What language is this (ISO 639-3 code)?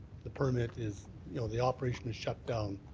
eng